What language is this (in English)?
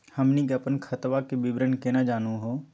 Magahi